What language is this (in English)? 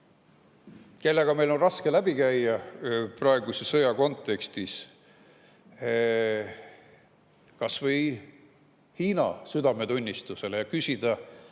Estonian